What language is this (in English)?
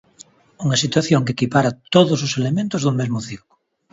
Galician